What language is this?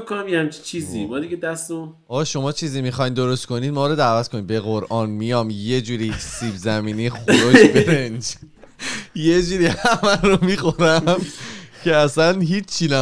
Persian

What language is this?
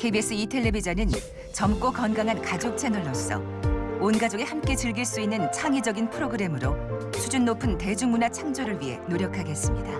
Korean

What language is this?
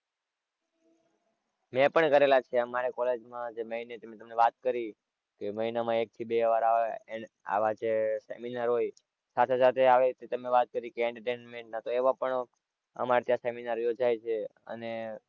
Gujarati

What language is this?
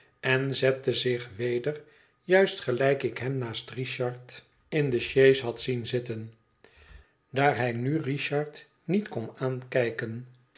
Dutch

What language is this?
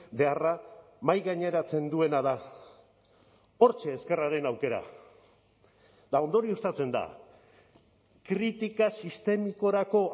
Basque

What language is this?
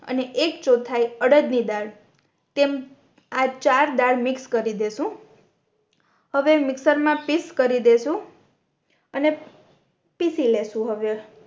Gujarati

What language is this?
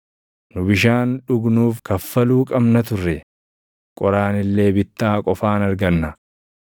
Oromo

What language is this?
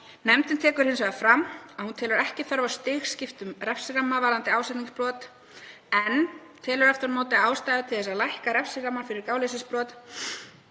Icelandic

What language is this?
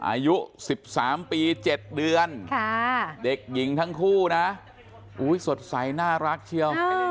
Thai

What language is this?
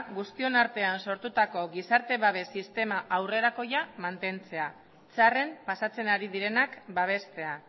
Basque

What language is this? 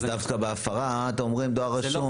Hebrew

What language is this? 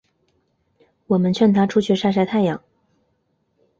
Chinese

